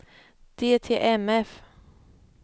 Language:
Swedish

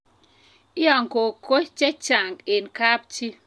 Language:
Kalenjin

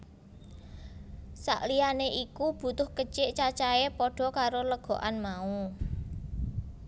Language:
Javanese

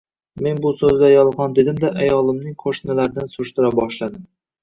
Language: Uzbek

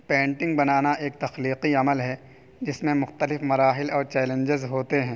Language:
Urdu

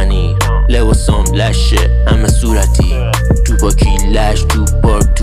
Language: Persian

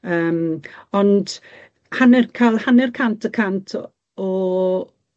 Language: Welsh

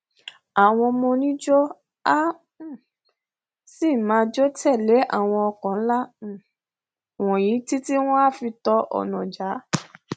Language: Yoruba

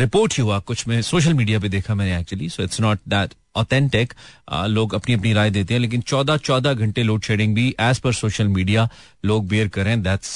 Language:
Hindi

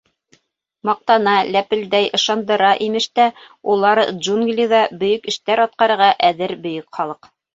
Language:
Bashkir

